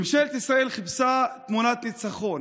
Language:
Hebrew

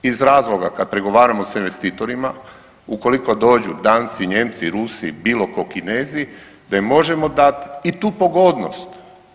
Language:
Croatian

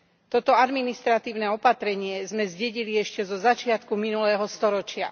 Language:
Slovak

